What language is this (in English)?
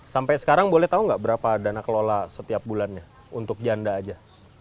Indonesian